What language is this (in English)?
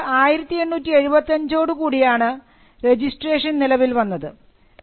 Malayalam